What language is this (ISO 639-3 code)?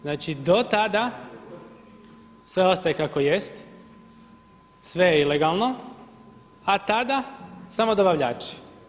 hrv